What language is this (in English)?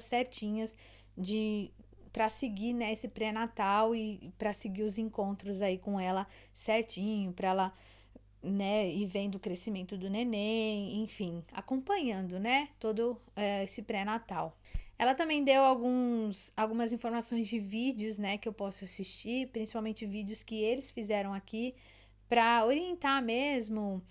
Portuguese